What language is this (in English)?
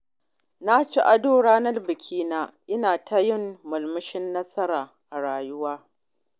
Hausa